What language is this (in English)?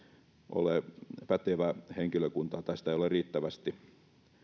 Finnish